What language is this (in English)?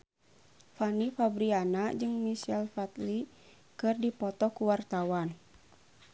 Sundanese